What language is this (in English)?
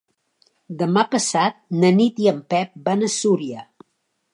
Catalan